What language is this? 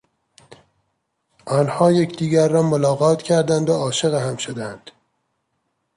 Persian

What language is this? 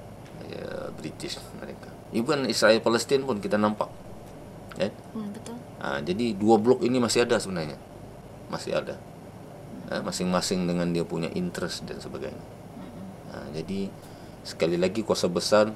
Malay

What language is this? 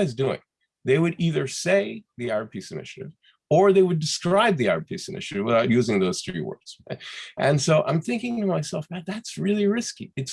English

